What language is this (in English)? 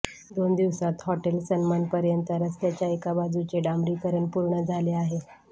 Marathi